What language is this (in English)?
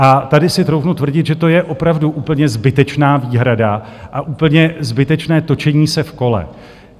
Czech